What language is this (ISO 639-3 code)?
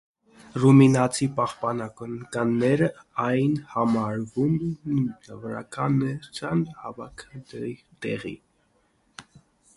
hye